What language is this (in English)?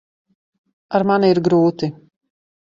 Latvian